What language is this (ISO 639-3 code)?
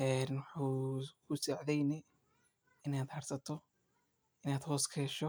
som